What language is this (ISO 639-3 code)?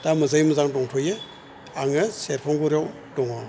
brx